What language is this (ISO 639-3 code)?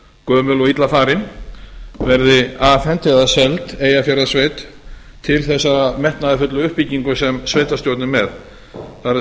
isl